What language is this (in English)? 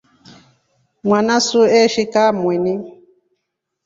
Rombo